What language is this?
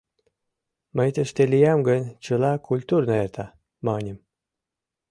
Mari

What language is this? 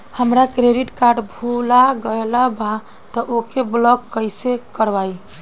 Bhojpuri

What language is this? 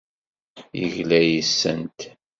Kabyle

